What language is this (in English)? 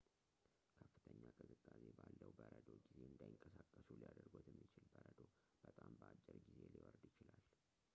Amharic